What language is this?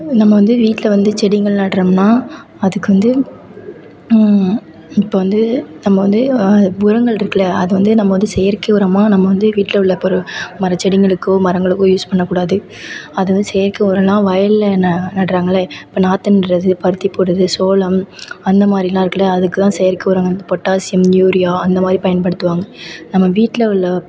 Tamil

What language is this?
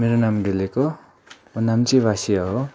Nepali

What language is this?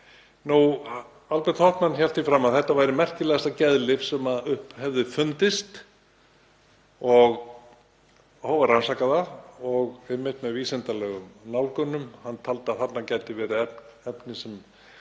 Icelandic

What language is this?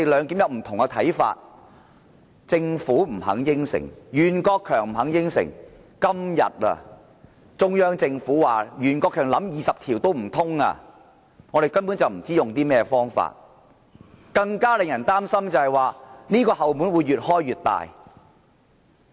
Cantonese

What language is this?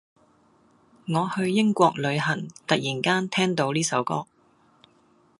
Cantonese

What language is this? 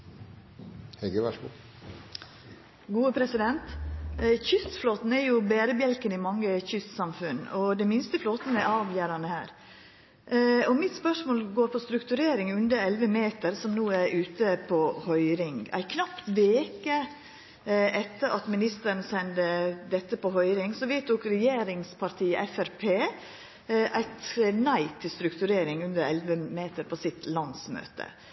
Norwegian Nynorsk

